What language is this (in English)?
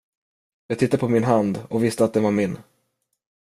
Swedish